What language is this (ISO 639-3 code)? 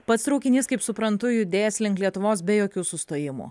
lit